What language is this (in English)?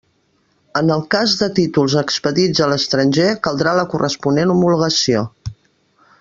Catalan